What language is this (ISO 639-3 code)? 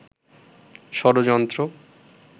ben